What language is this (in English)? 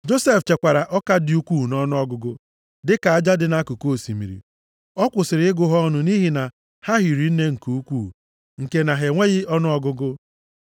Igbo